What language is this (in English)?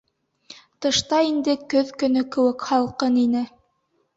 Bashkir